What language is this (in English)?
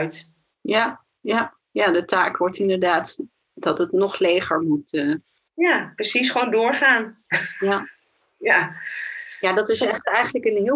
Dutch